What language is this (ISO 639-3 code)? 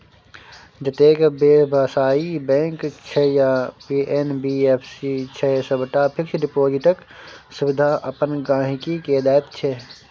mai